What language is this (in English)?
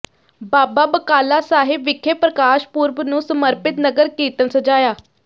Punjabi